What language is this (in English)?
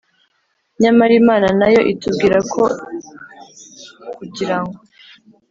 Kinyarwanda